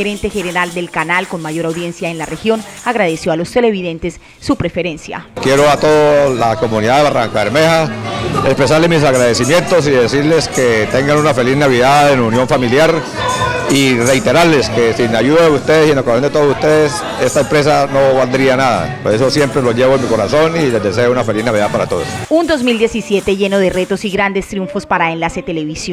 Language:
Spanish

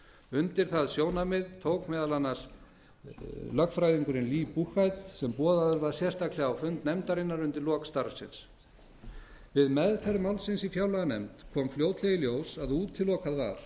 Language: Icelandic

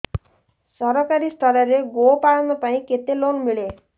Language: Odia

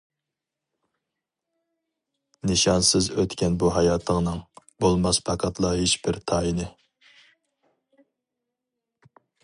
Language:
Uyghur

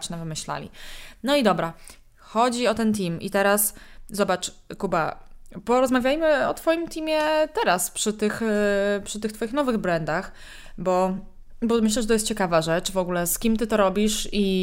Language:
Polish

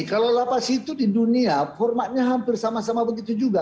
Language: Indonesian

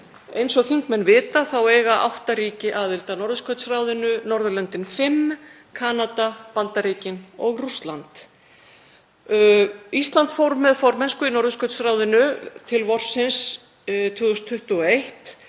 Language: Icelandic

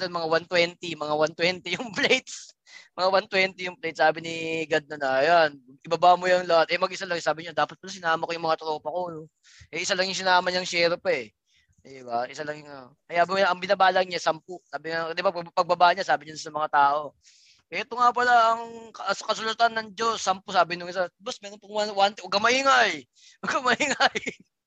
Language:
Filipino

